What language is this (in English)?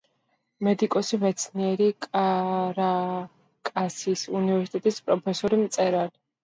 Georgian